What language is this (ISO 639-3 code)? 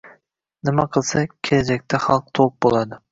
uzb